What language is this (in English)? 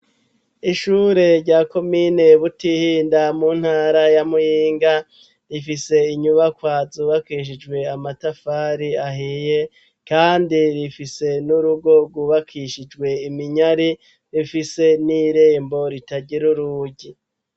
Rundi